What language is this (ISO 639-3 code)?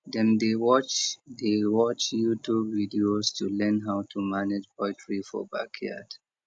pcm